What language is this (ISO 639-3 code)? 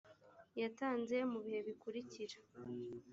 kin